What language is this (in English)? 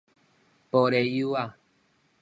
Min Nan Chinese